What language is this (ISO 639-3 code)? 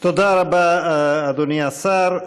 heb